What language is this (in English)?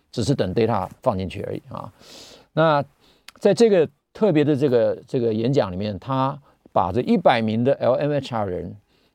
Chinese